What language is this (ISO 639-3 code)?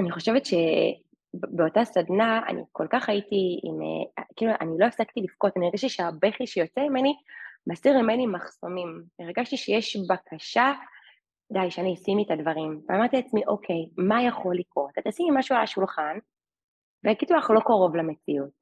heb